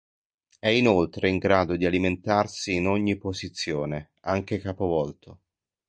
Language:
Italian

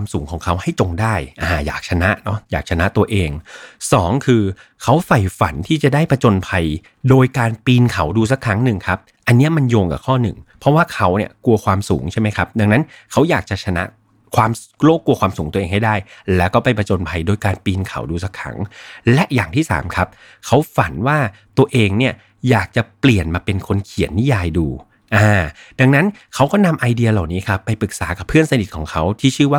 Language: Thai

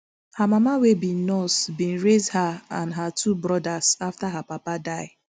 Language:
Nigerian Pidgin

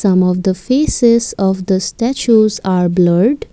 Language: English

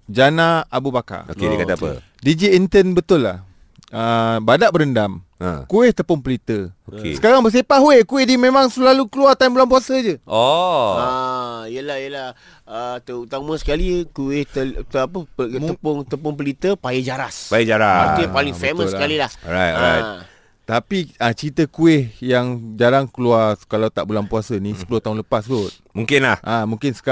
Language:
Malay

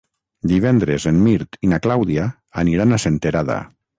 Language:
Catalan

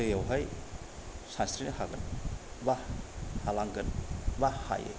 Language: Bodo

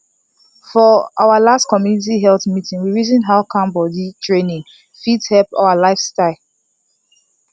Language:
Nigerian Pidgin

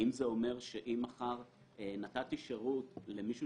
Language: Hebrew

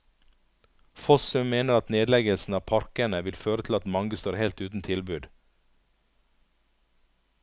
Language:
Norwegian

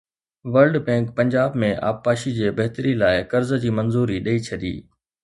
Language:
Sindhi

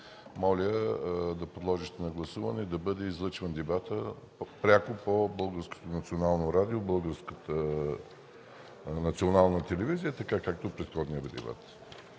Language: Bulgarian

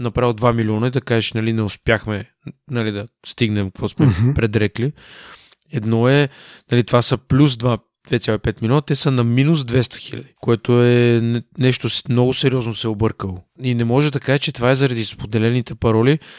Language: Bulgarian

